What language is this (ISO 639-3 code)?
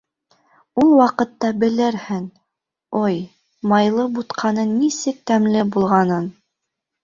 bak